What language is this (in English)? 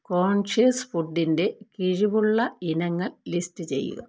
Malayalam